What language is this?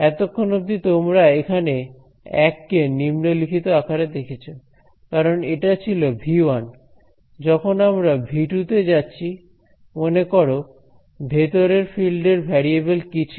Bangla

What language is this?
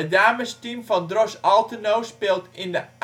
Dutch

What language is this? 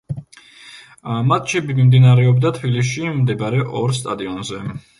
Georgian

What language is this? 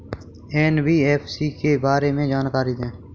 Hindi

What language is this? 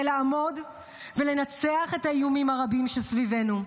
Hebrew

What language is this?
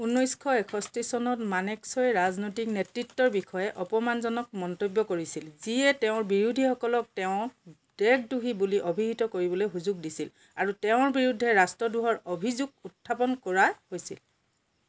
Assamese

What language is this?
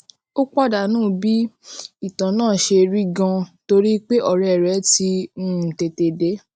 Yoruba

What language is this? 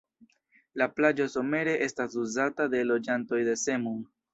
Esperanto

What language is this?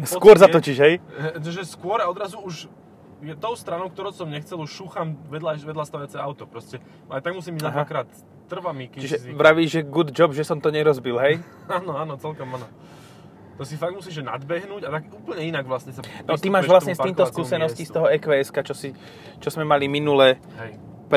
Slovak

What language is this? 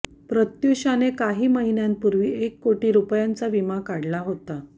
Marathi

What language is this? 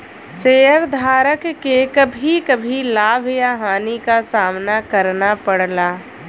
Bhojpuri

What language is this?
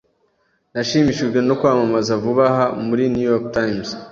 Kinyarwanda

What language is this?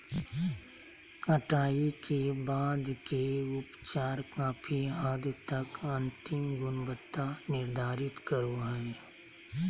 Magahi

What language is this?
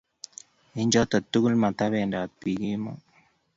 Kalenjin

